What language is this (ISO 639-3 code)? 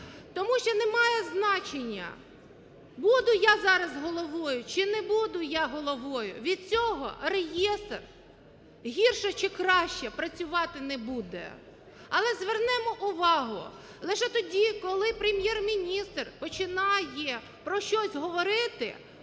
ukr